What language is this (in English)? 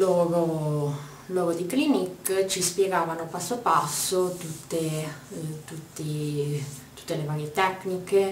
Italian